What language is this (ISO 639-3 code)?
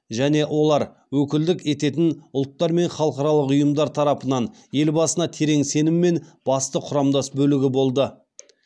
kaz